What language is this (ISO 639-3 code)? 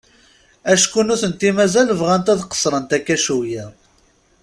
kab